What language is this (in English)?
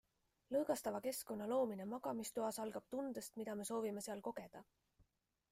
Estonian